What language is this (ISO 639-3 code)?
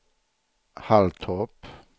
swe